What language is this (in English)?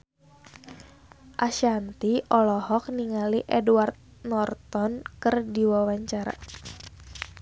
Sundanese